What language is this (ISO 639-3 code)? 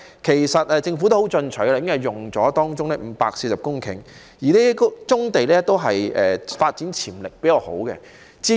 yue